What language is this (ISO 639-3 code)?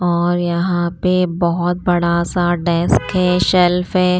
hin